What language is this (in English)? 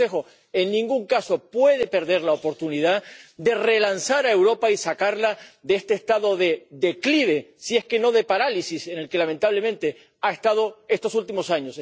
Spanish